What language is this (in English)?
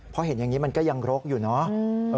Thai